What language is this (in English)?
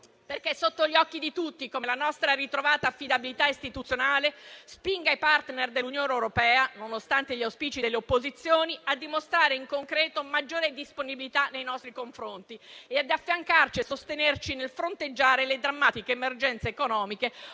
Italian